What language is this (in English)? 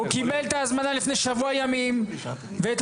Hebrew